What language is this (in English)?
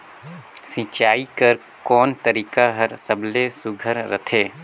Chhattisgarhi